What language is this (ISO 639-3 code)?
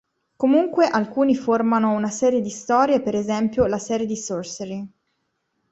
ita